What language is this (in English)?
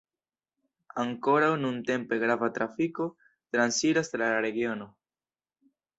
Esperanto